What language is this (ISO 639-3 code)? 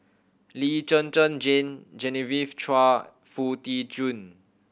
eng